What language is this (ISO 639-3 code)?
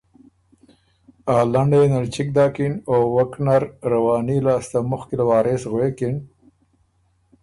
oru